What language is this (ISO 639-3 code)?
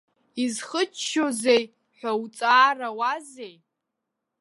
abk